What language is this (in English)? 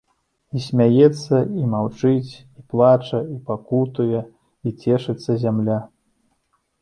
Belarusian